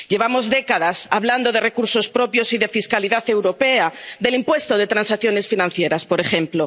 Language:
Spanish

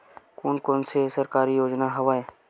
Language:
Chhattisgarhi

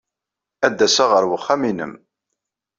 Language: Kabyle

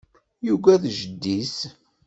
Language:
Kabyle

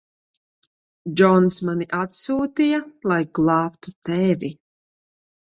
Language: Latvian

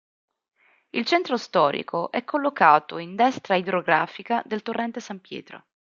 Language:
Italian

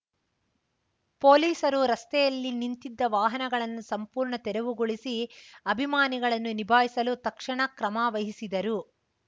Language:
Kannada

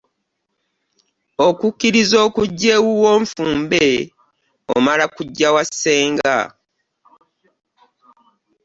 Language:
Ganda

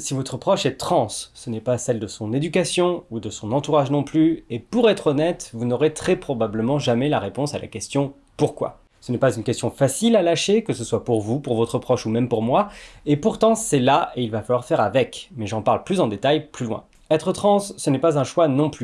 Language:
French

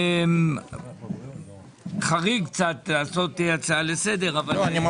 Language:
Hebrew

